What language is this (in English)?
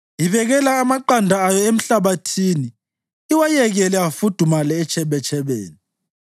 North Ndebele